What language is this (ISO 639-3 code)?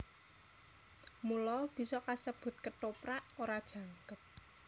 jav